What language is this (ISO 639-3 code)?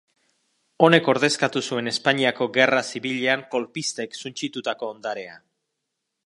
eus